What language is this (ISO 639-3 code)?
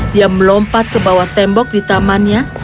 ind